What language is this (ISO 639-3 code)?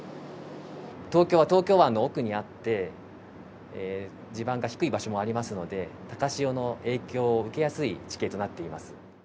jpn